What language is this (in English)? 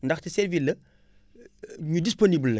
Wolof